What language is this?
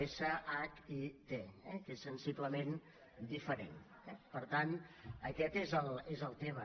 Catalan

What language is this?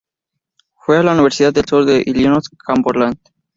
Spanish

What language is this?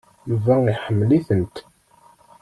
Kabyle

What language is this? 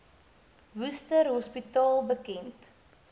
Afrikaans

